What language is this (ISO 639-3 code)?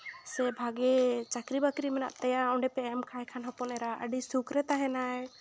sat